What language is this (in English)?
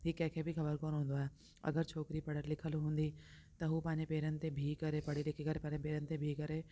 Sindhi